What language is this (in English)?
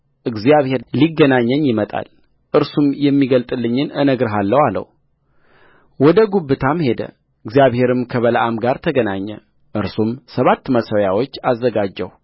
Amharic